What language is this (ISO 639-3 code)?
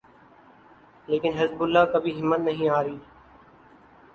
urd